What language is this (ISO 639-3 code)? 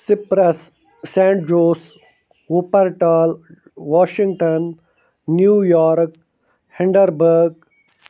kas